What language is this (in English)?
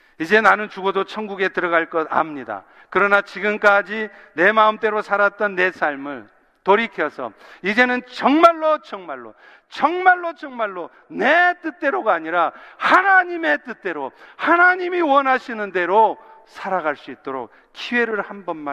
Korean